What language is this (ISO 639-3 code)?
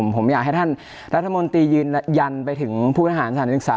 tha